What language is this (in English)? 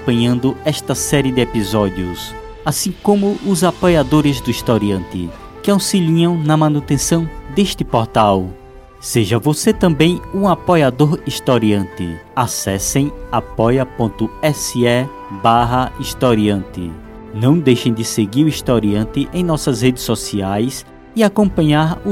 Portuguese